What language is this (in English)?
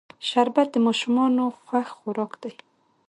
Pashto